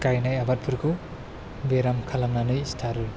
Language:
Bodo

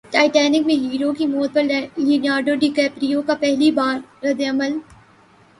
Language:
Urdu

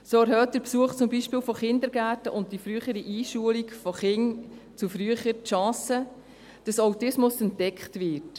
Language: Swiss German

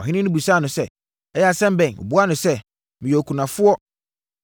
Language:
Akan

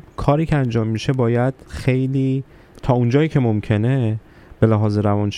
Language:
Persian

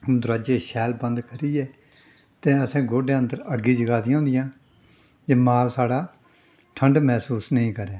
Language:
Dogri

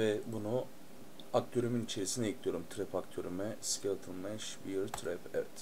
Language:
Turkish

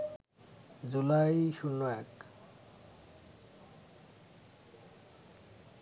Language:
Bangla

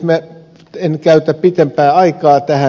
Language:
Finnish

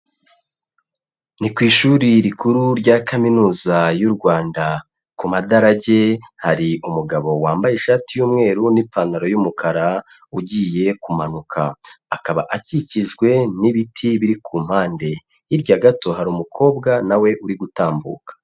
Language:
Kinyarwanda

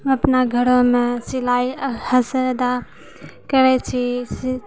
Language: Maithili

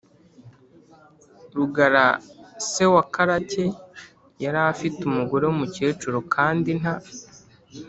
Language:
Kinyarwanda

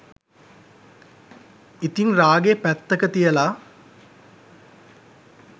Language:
Sinhala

